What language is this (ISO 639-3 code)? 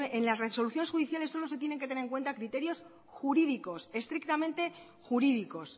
spa